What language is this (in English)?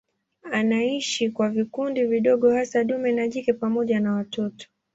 Swahili